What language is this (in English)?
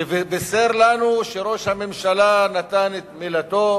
Hebrew